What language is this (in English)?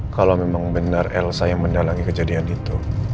Indonesian